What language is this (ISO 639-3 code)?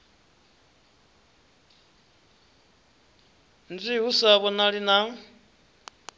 ven